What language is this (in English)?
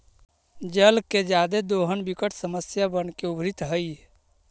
Magahi